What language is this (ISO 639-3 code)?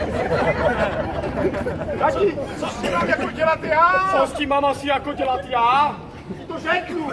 ces